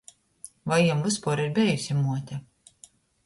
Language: Latgalian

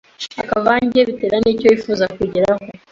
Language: Kinyarwanda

